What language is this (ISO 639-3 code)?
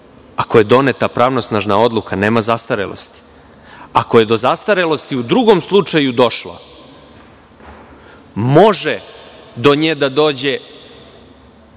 srp